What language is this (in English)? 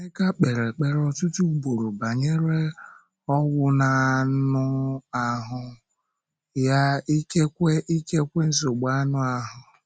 Igbo